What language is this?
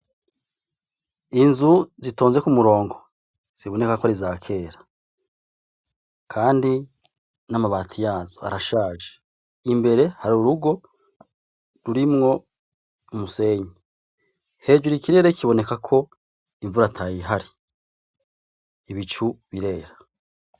Rundi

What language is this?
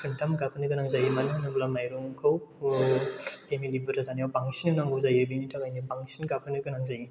Bodo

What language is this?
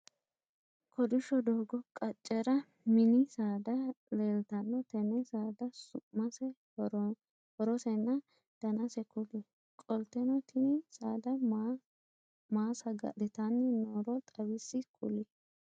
Sidamo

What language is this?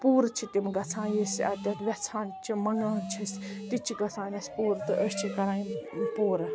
Kashmiri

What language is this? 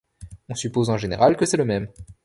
French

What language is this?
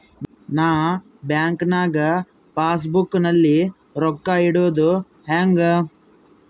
Kannada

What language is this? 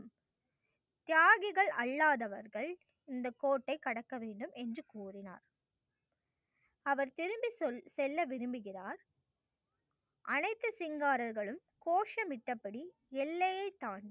Tamil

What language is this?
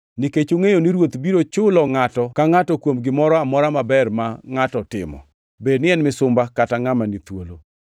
Luo (Kenya and Tanzania)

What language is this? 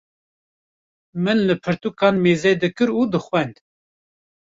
Kurdish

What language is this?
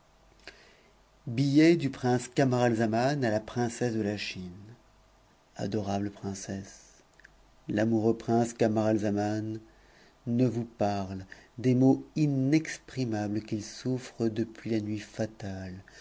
French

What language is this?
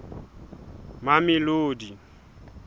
Southern Sotho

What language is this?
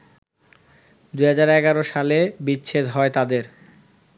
Bangla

